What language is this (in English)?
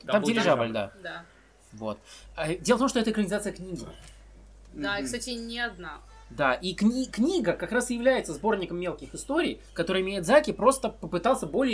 Russian